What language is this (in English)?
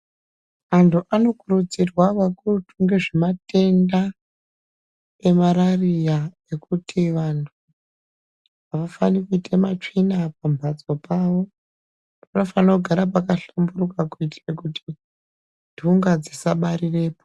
Ndau